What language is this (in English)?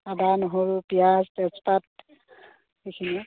Assamese